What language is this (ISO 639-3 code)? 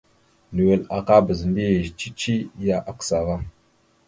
mxu